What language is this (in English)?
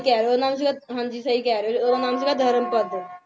Punjabi